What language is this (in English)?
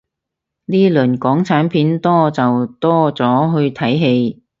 Cantonese